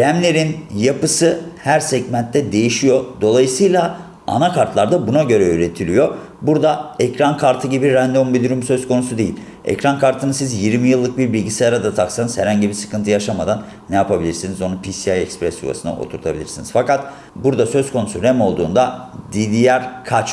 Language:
Turkish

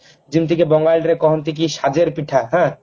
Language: Odia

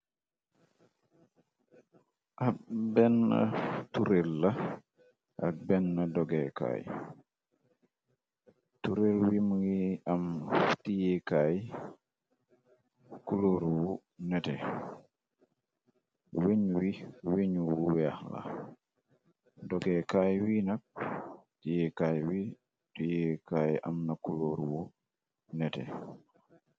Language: Wolof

